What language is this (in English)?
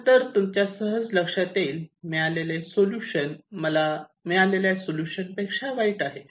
Marathi